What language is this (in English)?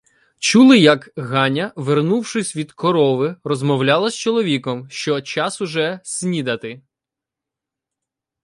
Ukrainian